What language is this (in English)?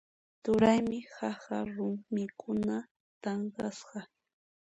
Puno Quechua